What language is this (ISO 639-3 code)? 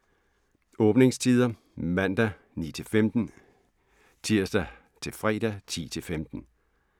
dan